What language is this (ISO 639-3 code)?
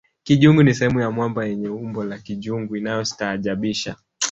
swa